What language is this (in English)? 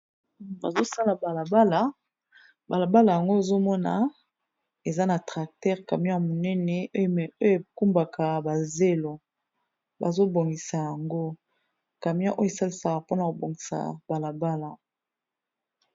Lingala